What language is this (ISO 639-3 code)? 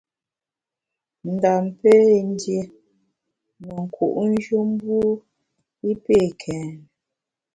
bax